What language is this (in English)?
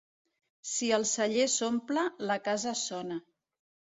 Catalan